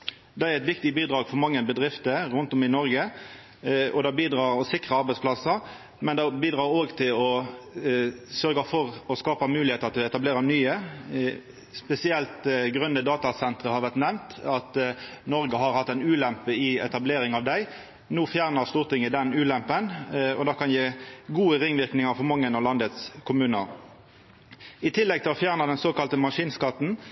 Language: Norwegian Nynorsk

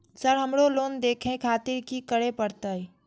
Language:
Maithili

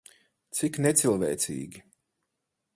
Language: Latvian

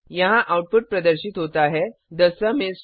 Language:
Hindi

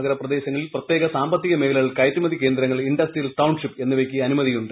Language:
Malayalam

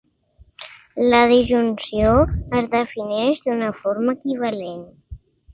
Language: Catalan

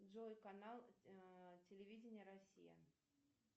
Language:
Russian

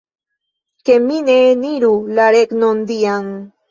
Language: Esperanto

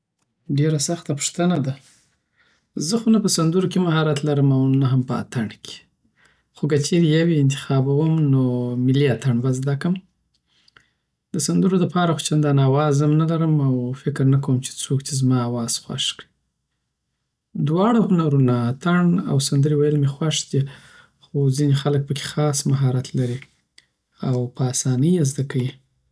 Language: Southern Pashto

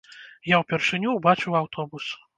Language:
Belarusian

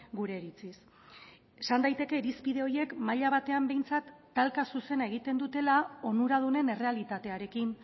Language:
Basque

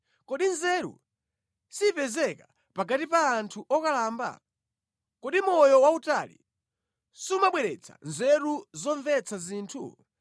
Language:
Nyanja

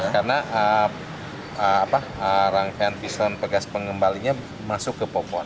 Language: Indonesian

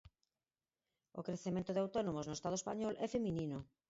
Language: Galician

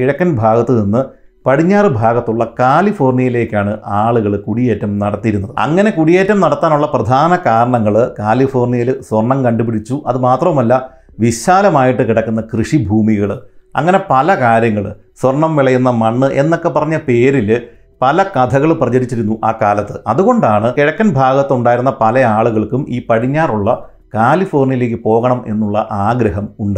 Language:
Malayalam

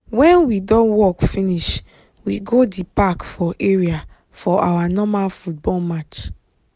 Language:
Nigerian Pidgin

